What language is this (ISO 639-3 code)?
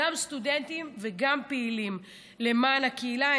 heb